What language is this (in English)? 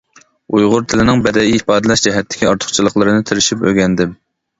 Uyghur